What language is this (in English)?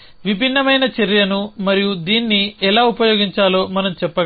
Telugu